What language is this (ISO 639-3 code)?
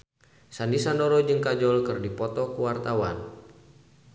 sun